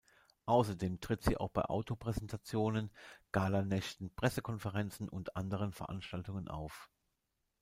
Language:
German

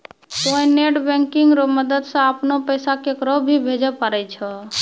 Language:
Maithili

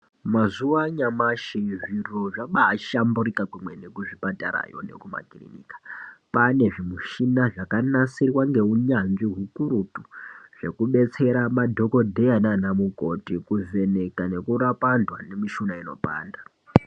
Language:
Ndau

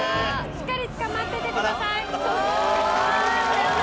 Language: Japanese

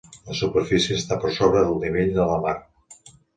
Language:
Catalan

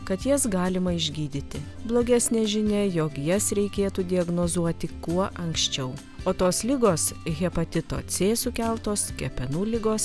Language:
Lithuanian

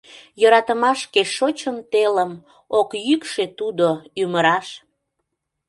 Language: Mari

